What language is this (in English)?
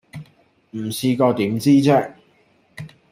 Cantonese